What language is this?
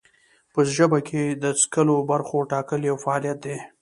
Pashto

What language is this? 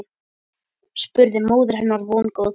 Icelandic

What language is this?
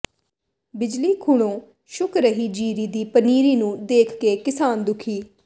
Punjabi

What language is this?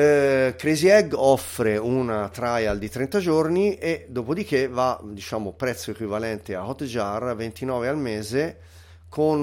Italian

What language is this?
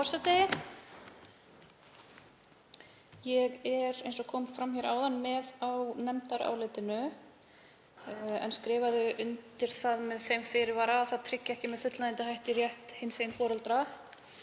Icelandic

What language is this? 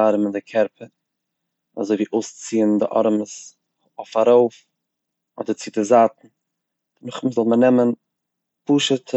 Yiddish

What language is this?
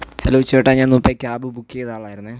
Malayalam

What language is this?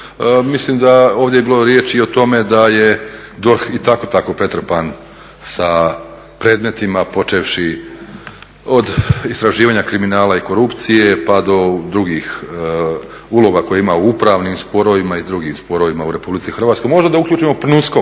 Croatian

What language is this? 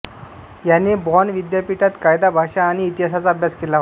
Marathi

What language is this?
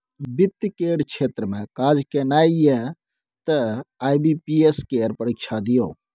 Maithili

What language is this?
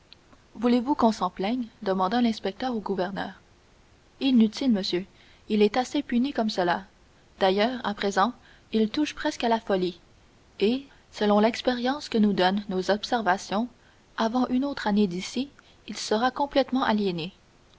French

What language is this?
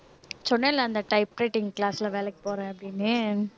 Tamil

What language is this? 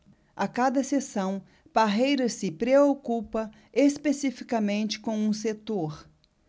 Portuguese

